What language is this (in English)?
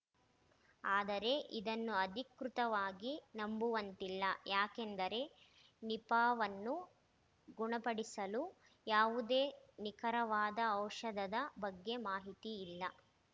Kannada